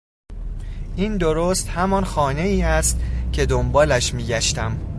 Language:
Persian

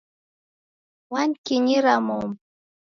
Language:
Taita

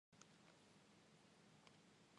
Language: Indonesian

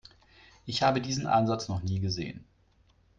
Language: German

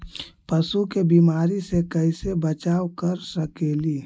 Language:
Magahi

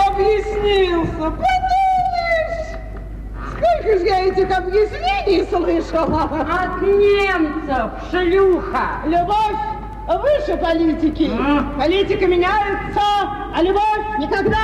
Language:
Russian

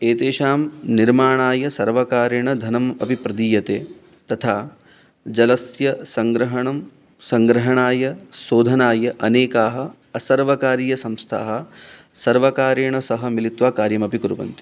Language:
Sanskrit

